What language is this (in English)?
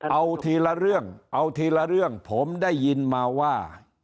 Thai